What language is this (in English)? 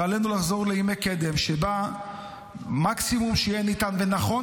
Hebrew